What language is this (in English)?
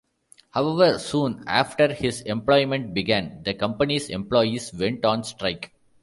English